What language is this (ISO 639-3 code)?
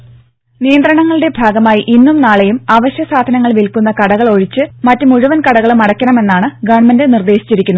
mal